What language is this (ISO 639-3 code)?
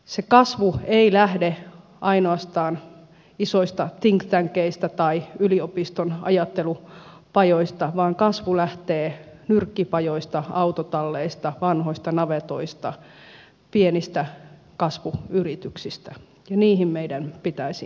fin